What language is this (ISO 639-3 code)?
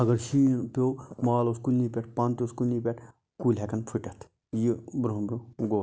kas